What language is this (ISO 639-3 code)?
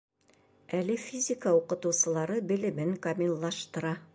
bak